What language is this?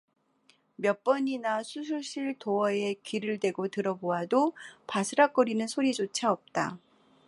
Korean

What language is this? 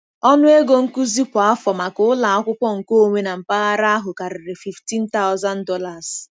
Igbo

